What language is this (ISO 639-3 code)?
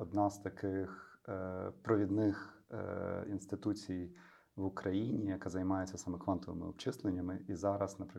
ukr